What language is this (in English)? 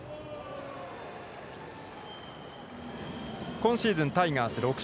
Japanese